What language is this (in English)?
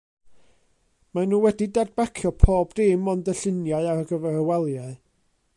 Welsh